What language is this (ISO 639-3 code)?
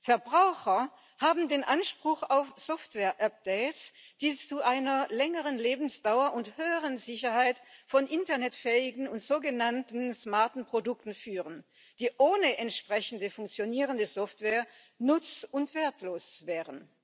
deu